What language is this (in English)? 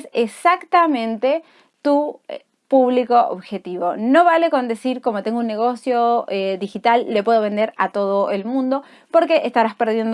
Spanish